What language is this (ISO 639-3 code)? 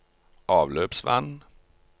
nor